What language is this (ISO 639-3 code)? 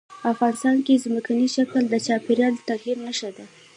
pus